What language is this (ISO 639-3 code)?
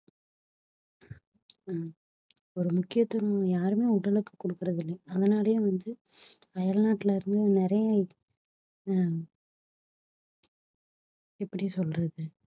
tam